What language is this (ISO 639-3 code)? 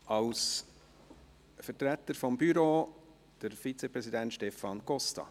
gsw